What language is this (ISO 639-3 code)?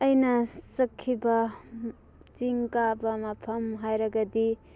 mni